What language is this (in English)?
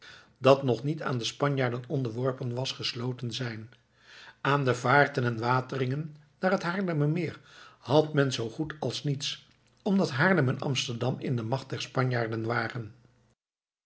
Dutch